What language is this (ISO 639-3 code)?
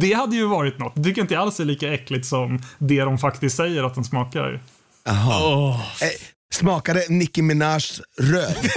swe